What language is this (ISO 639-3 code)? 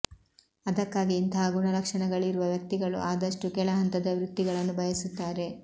kan